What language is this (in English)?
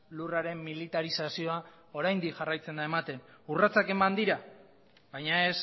Basque